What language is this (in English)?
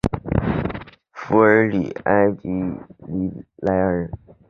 Chinese